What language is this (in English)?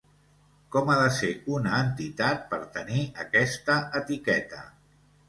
Catalan